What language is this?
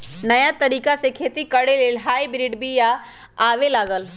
Magahi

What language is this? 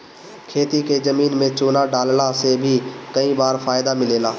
Bhojpuri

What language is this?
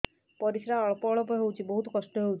Odia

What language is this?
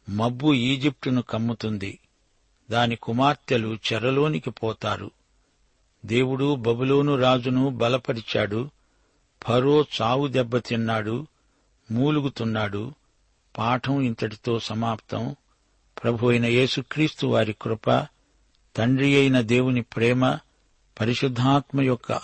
Telugu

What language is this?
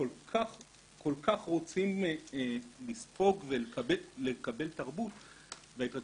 Hebrew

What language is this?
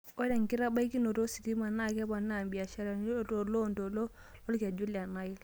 Masai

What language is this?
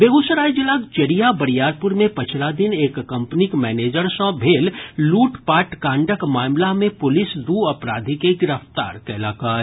Maithili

